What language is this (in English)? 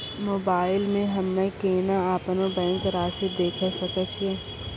Maithili